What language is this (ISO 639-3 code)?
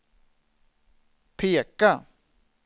swe